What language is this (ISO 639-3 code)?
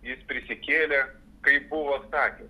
lit